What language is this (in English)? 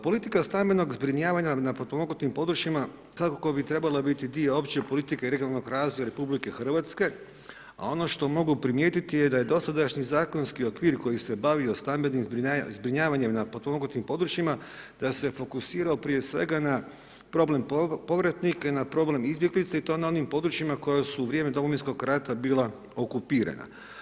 Croatian